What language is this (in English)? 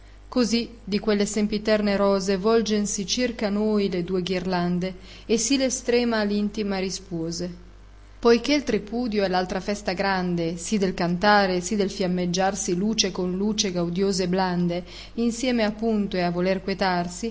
Italian